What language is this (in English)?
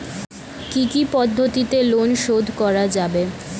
Bangla